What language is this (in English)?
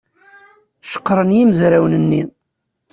Kabyle